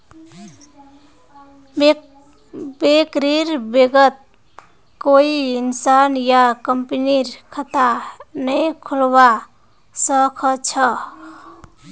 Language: Magahi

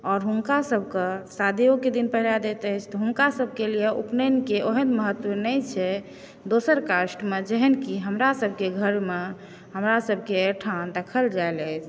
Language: Maithili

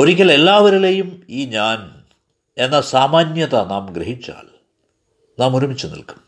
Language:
Malayalam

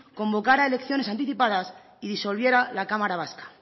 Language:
Spanish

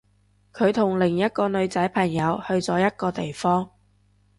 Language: Cantonese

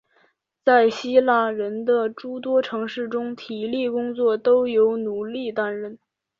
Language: Chinese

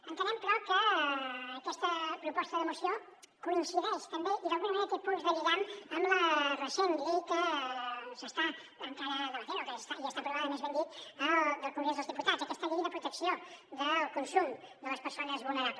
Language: Catalan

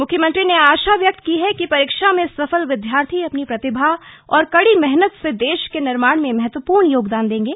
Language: Hindi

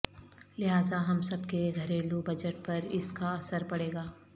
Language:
Urdu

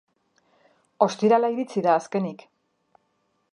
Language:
Basque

